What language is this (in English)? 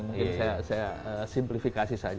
Indonesian